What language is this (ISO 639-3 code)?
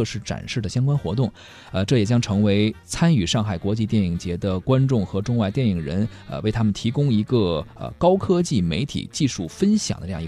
zho